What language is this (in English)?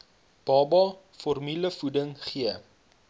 Afrikaans